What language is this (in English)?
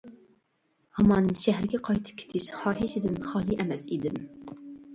Uyghur